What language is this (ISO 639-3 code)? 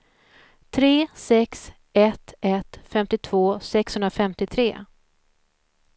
swe